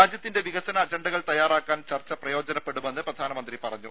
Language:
Malayalam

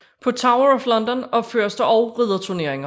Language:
Danish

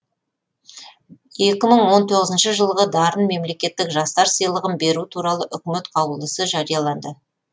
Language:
Kazakh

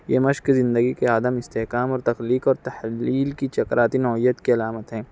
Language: Urdu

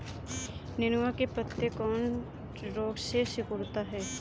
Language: Bhojpuri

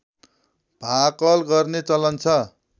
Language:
Nepali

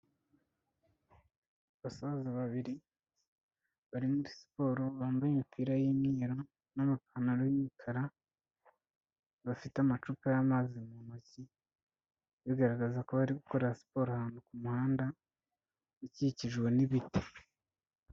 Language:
Kinyarwanda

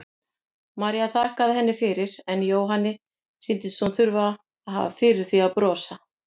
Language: Icelandic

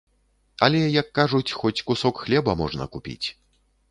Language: Belarusian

